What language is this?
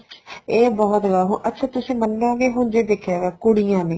Punjabi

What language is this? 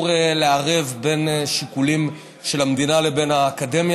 Hebrew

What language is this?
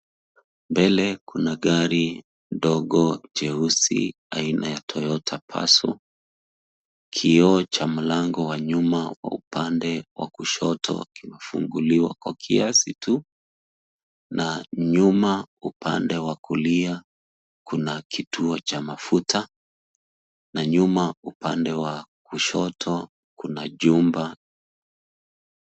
Swahili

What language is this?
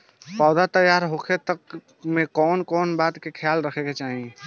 Bhojpuri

